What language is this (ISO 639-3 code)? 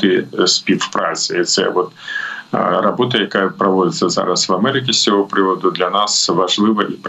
ukr